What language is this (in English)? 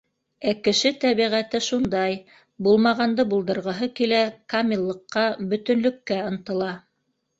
Bashkir